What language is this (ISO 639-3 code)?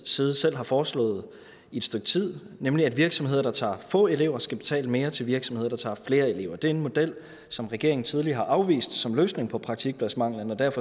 dan